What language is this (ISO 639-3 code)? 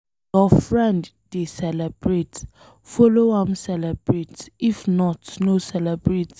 pcm